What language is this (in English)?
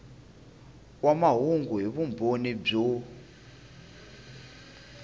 Tsonga